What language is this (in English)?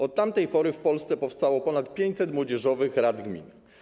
Polish